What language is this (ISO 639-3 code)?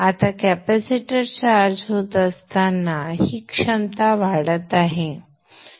mar